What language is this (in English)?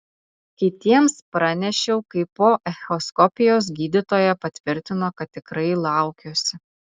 Lithuanian